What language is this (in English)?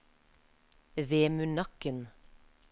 Norwegian